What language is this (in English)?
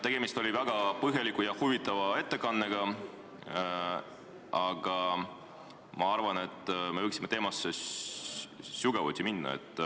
Estonian